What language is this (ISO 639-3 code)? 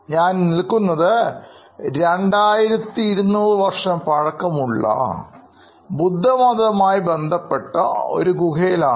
mal